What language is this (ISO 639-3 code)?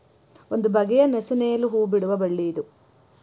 kan